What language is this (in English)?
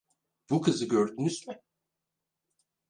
Turkish